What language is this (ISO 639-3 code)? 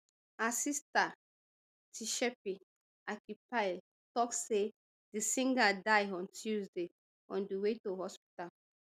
pcm